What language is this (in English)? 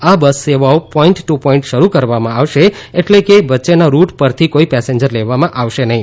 Gujarati